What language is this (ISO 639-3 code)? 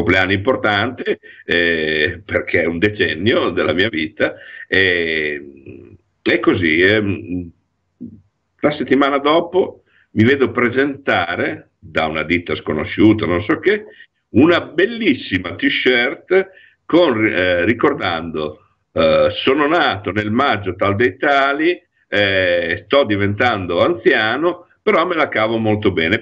ita